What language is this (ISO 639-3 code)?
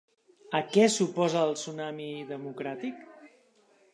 cat